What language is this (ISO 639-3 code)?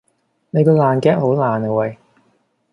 yue